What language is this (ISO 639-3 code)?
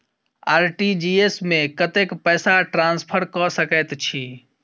mai